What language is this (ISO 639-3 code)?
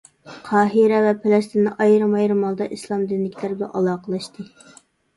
uig